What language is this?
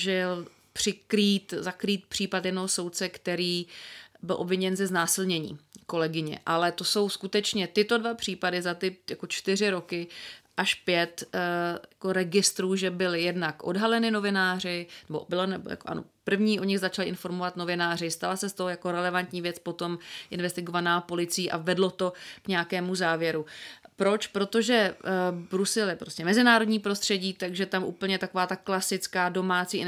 Czech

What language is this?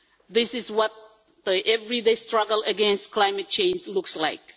English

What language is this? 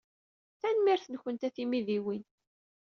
Kabyle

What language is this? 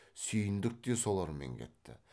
Kazakh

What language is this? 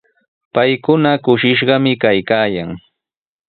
Sihuas Ancash Quechua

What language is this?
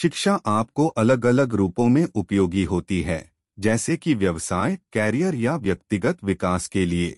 Hindi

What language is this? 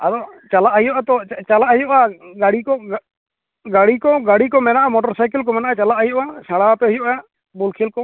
Santali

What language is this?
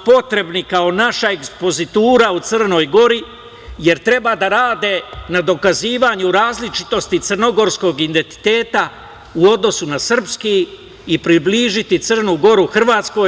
Serbian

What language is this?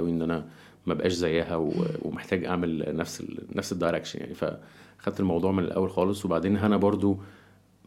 Arabic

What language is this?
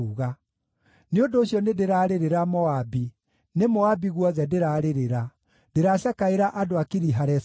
Kikuyu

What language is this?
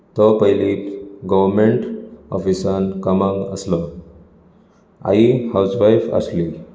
Konkani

